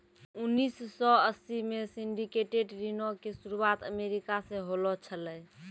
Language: Maithili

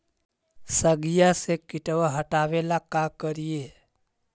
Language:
Magahi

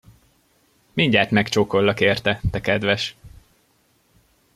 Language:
Hungarian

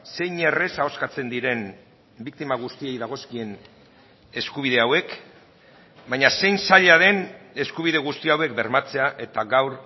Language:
Basque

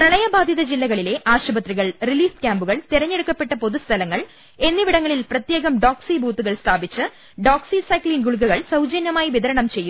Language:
Malayalam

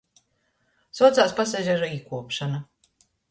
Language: Latgalian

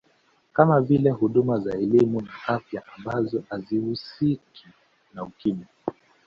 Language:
Swahili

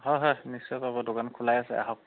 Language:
Assamese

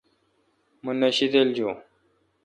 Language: Kalkoti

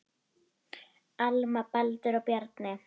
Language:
Icelandic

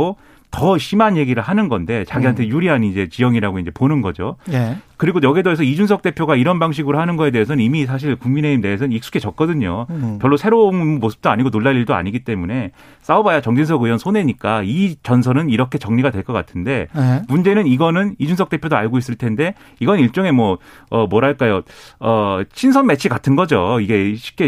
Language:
Korean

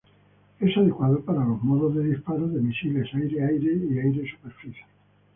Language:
Spanish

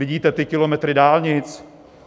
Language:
Czech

